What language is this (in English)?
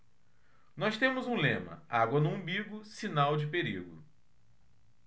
Portuguese